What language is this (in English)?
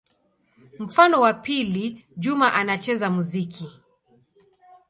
Swahili